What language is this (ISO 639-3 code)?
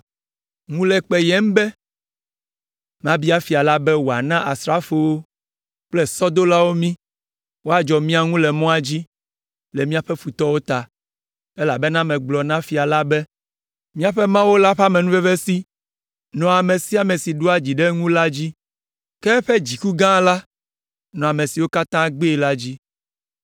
ewe